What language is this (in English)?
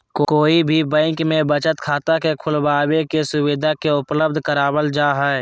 Magahi